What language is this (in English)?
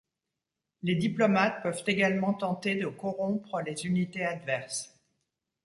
French